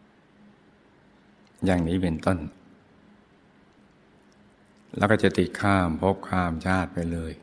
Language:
Thai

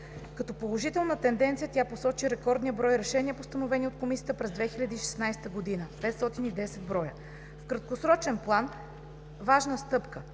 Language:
Bulgarian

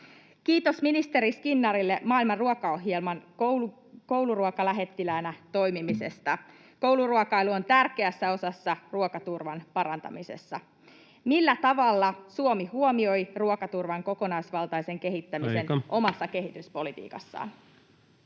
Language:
Finnish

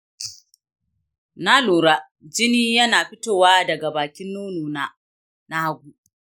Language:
Hausa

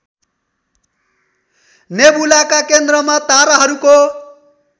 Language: Nepali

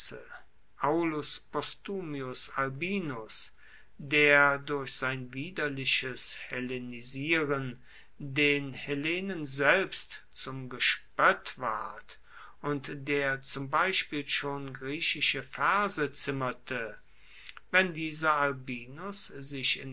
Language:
German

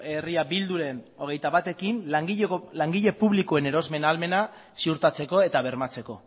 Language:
Basque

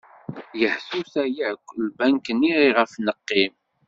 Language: Kabyle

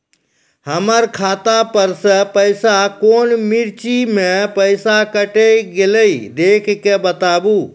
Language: Maithili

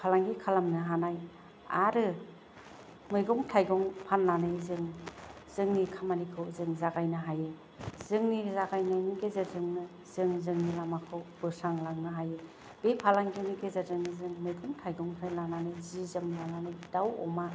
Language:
Bodo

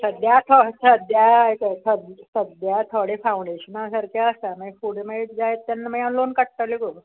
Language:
Konkani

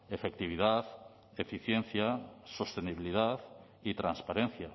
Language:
Spanish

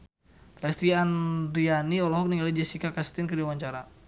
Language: Sundanese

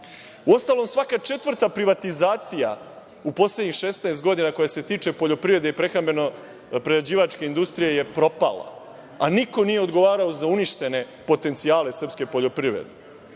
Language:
Serbian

